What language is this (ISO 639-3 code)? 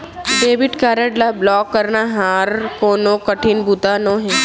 hne